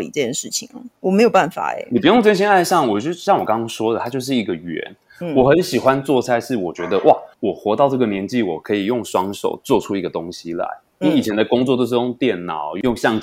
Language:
Chinese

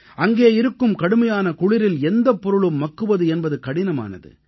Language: Tamil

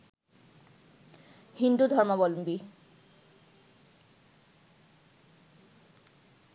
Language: Bangla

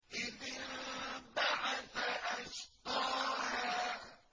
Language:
Arabic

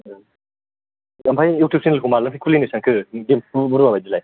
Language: Bodo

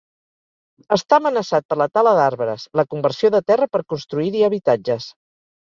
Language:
Catalan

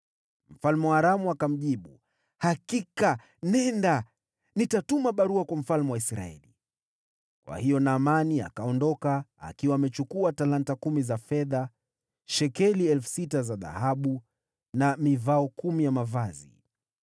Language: Swahili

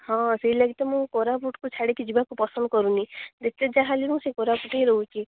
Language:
Odia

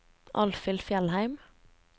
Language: Norwegian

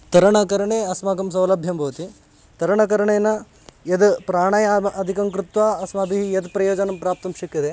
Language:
Sanskrit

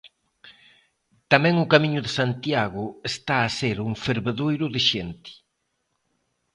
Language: Galician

